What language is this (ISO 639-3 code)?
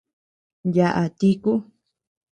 cux